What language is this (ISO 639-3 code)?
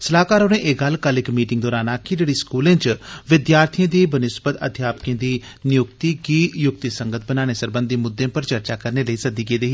doi